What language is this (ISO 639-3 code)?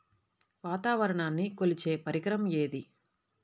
tel